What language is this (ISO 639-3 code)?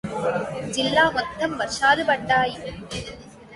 tel